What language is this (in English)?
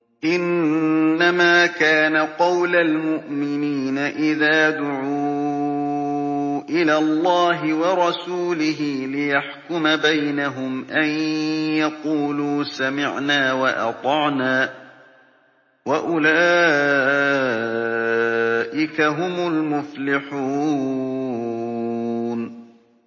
Arabic